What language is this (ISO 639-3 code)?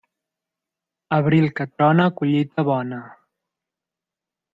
cat